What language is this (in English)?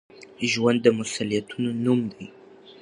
Pashto